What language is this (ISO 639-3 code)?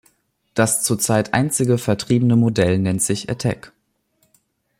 deu